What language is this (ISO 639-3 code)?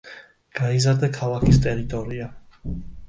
kat